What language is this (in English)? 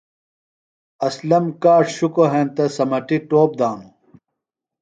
Phalura